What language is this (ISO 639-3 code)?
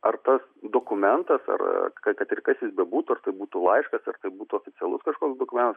lit